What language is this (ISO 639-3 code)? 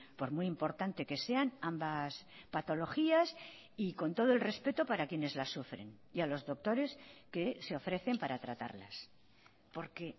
spa